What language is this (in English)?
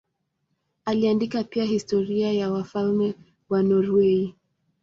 Swahili